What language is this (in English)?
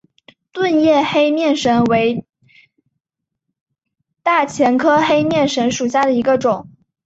Chinese